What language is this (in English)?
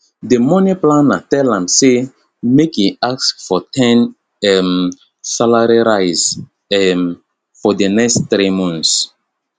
Nigerian Pidgin